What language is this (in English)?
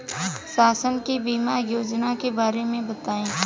Bhojpuri